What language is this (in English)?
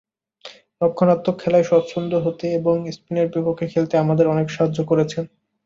Bangla